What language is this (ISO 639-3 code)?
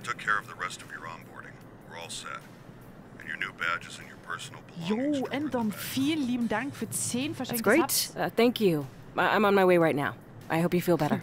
deu